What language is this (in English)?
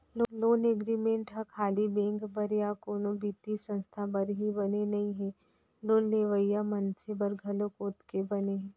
Chhattisgarhi